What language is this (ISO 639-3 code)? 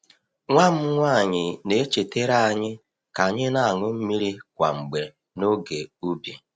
ibo